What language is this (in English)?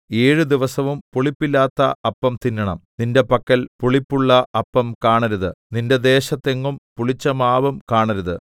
Malayalam